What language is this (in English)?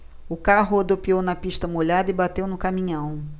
Portuguese